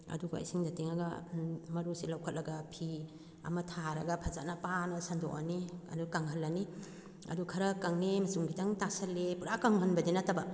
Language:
Manipuri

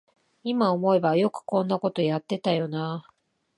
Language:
Japanese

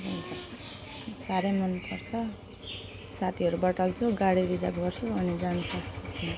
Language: Nepali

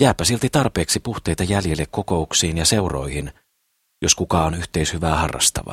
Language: Finnish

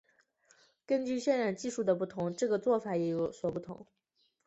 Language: Chinese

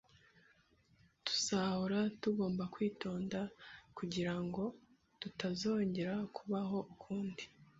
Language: Kinyarwanda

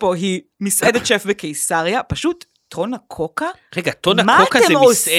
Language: Hebrew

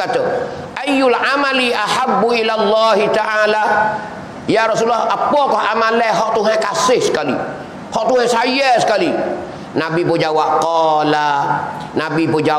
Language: Malay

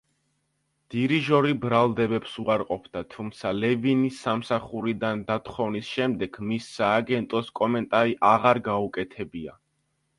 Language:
Georgian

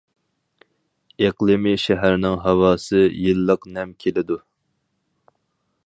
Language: Uyghur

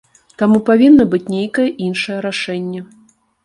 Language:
Belarusian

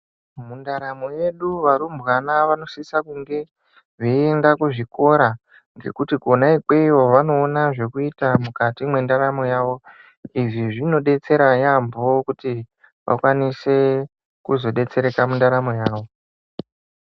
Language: Ndau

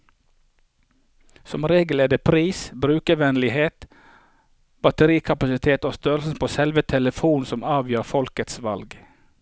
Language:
Norwegian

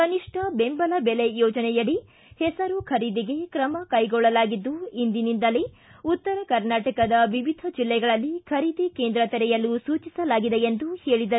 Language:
Kannada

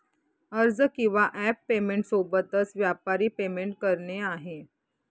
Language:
Marathi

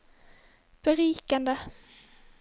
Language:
Norwegian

